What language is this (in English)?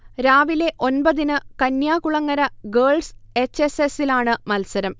Malayalam